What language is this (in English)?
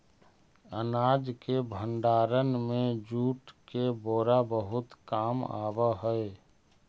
Magahi